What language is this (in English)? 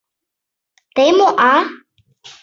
Mari